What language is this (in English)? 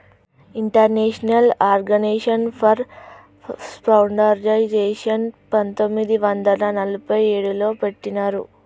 Telugu